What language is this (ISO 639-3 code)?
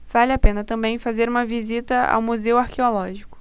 por